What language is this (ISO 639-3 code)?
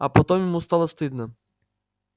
rus